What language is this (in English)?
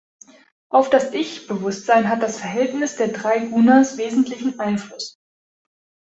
German